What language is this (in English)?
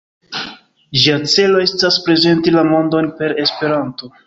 Esperanto